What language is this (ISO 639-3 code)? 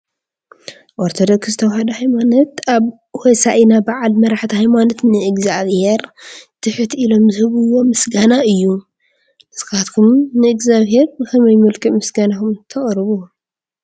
tir